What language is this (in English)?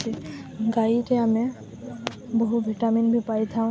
Odia